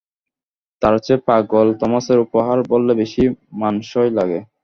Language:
Bangla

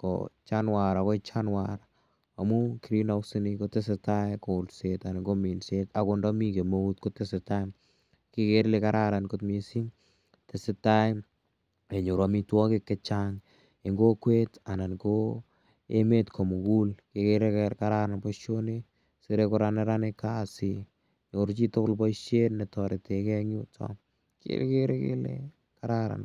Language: Kalenjin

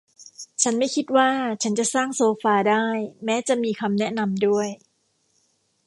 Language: Thai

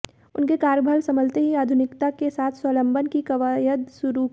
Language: Hindi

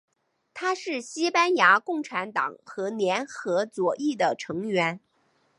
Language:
Chinese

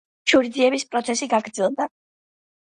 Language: Georgian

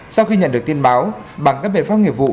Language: Vietnamese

